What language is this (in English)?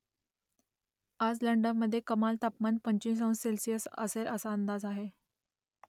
Marathi